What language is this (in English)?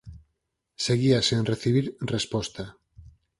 Galician